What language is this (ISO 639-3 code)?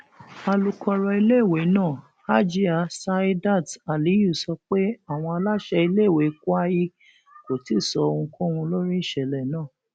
yor